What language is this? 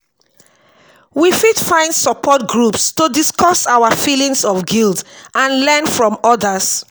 Nigerian Pidgin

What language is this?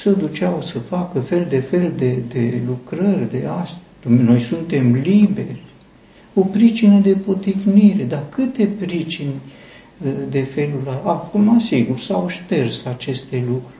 Romanian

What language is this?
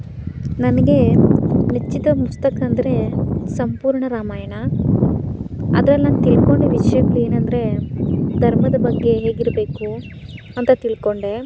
Kannada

